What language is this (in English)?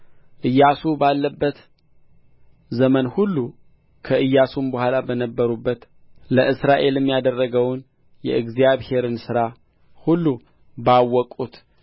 Amharic